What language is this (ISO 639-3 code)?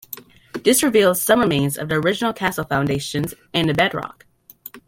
eng